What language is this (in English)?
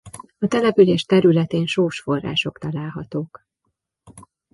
Hungarian